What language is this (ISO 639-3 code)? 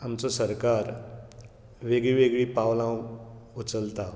kok